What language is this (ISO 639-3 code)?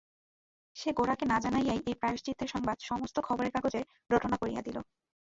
ben